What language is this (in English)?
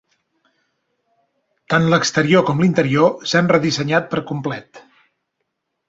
Catalan